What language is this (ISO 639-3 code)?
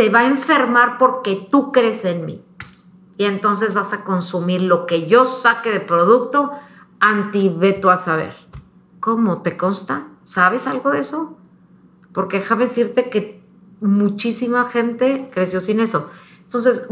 spa